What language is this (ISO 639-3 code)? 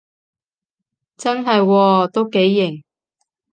yue